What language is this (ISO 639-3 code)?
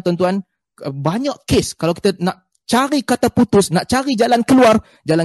msa